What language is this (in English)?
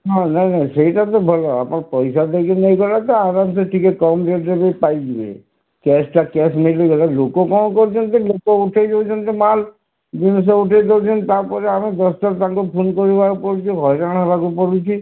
Odia